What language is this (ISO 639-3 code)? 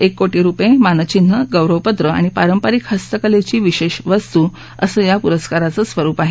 mar